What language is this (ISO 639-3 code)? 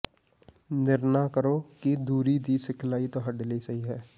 pan